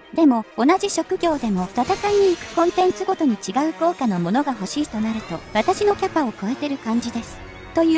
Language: Japanese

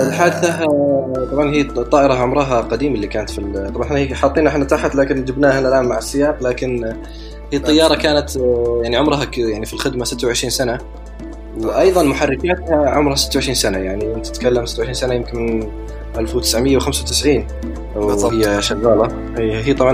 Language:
Arabic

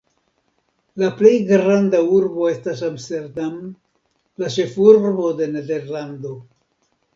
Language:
Esperanto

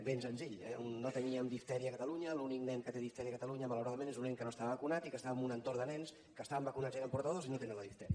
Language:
Catalan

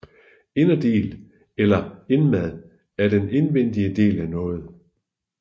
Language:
Danish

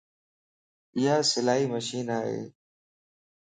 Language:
Lasi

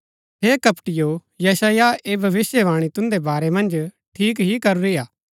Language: Gaddi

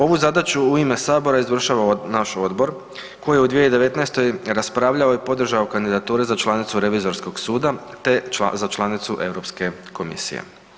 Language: Croatian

